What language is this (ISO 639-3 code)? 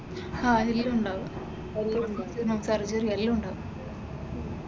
mal